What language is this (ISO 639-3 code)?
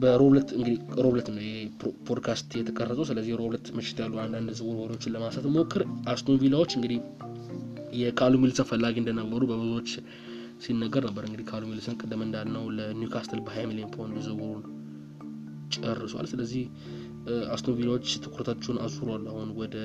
amh